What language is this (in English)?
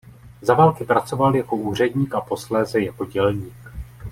Czech